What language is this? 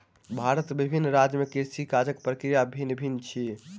Maithili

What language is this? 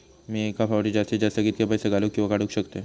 Marathi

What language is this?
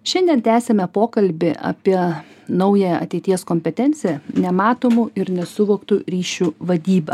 Lithuanian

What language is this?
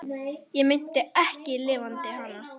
Icelandic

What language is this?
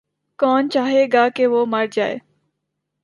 Urdu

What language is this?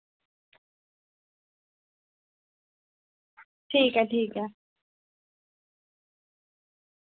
Dogri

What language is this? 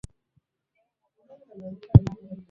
Swahili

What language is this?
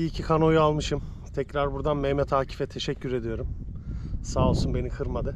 Turkish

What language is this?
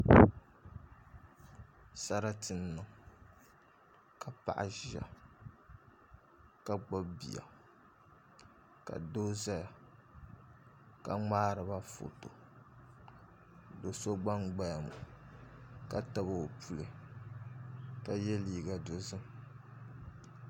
Dagbani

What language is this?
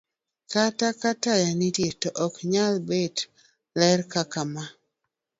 Luo (Kenya and Tanzania)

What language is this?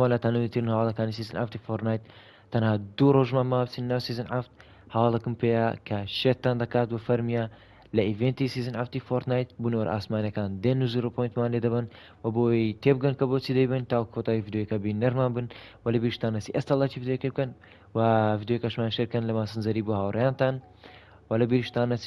Kurdish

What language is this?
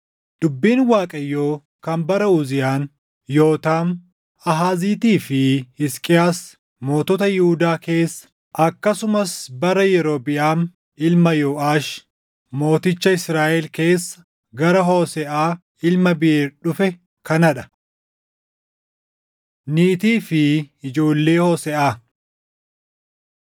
Oromo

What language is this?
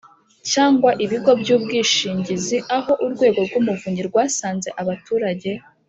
Kinyarwanda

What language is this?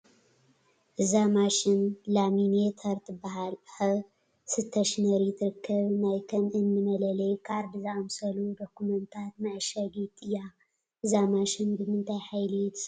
Tigrinya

